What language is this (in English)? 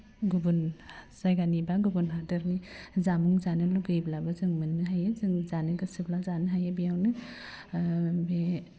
Bodo